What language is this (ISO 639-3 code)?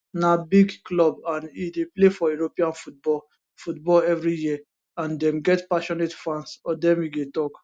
pcm